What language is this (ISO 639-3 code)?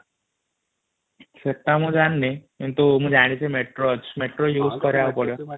ori